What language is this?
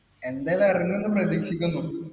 Malayalam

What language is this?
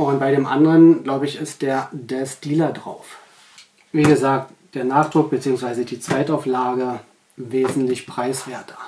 German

